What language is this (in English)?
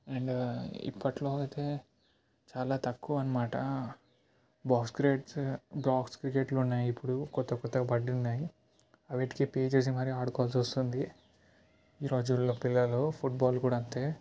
Telugu